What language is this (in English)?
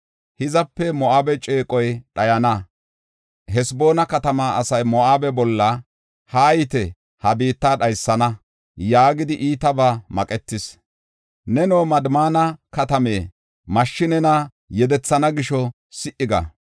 Gofa